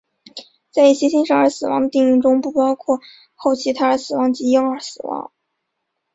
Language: Chinese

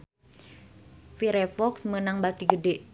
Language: Sundanese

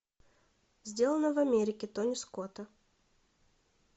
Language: Russian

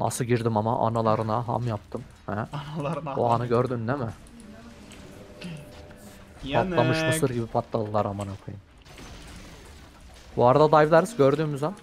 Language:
Turkish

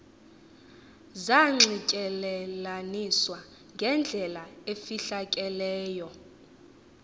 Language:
Xhosa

